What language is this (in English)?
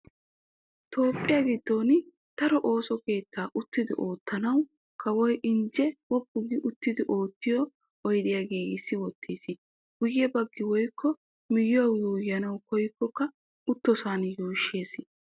Wolaytta